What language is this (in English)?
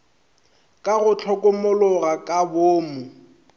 Northern Sotho